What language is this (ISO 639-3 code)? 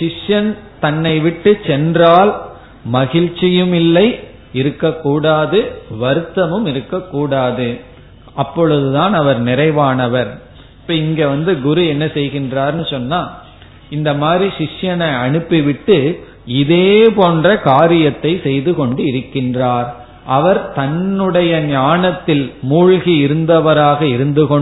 tam